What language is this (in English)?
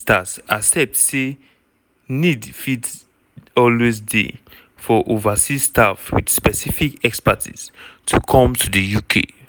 Nigerian Pidgin